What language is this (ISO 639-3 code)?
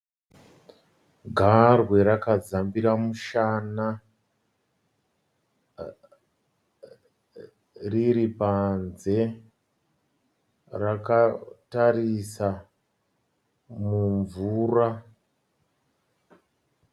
sna